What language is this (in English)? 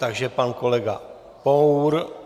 Czech